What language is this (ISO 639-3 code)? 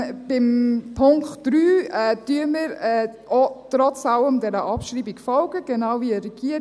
gsw